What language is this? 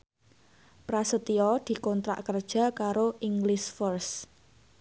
Javanese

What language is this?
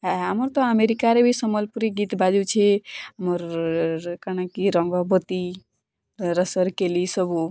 Odia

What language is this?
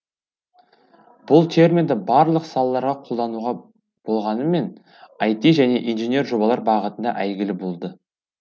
Kazakh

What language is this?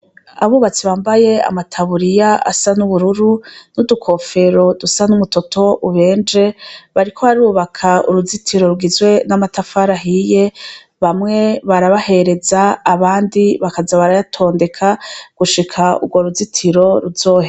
Rundi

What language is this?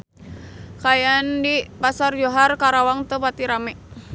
Sundanese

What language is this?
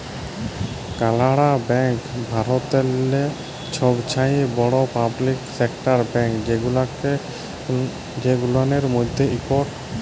Bangla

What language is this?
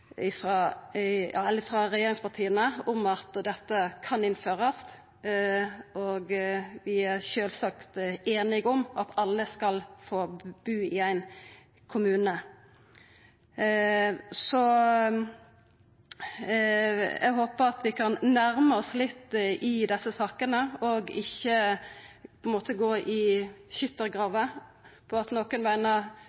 Norwegian Nynorsk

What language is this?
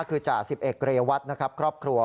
Thai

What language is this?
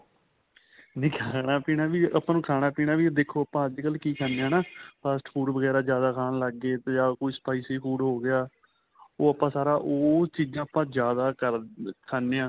Punjabi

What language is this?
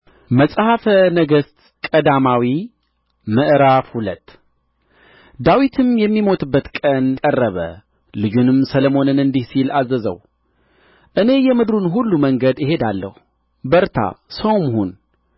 Amharic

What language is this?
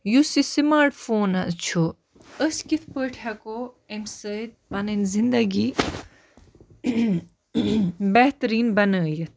Kashmiri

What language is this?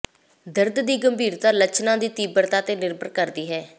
Punjabi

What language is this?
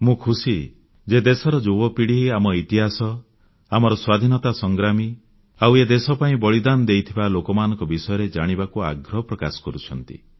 Odia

